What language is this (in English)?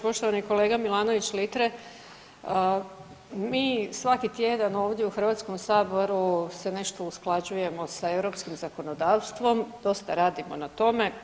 Croatian